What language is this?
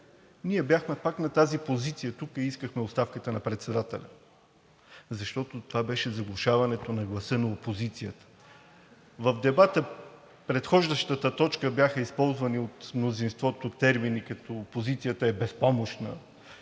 Bulgarian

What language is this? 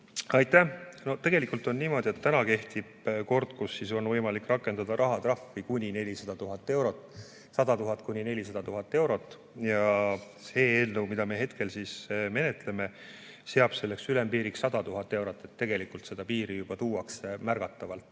Estonian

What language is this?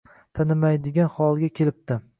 Uzbek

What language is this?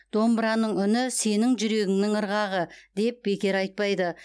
Kazakh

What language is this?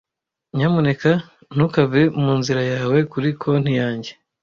Kinyarwanda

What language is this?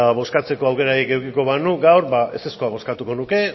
Basque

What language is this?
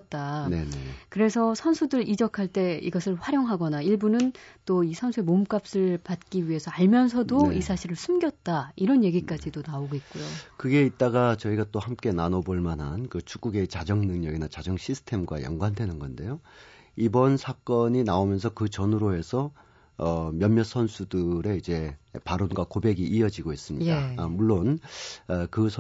Korean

